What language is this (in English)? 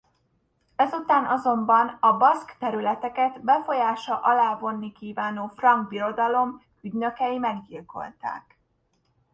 Hungarian